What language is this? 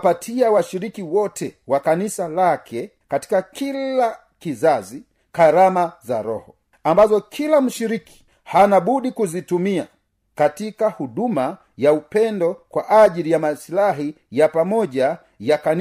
Swahili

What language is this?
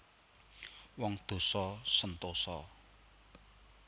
Javanese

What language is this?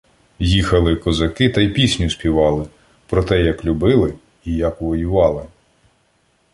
Ukrainian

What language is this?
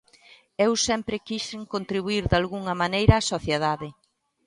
Galician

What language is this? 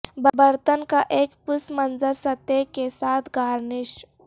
Urdu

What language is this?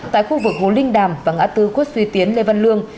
Vietnamese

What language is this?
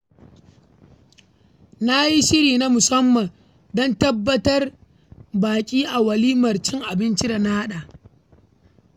Hausa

